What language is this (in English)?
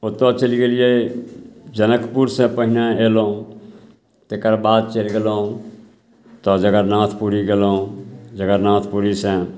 Maithili